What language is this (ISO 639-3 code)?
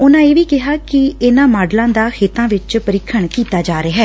pan